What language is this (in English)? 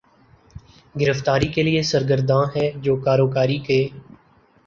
Urdu